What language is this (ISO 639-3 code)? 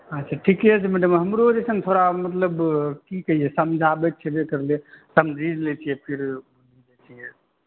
mai